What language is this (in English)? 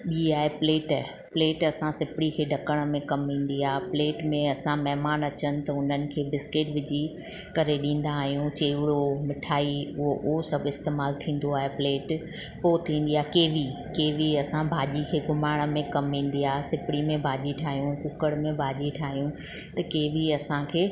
Sindhi